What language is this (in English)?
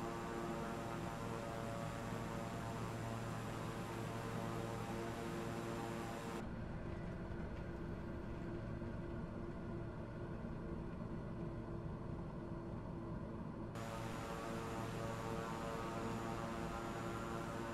Spanish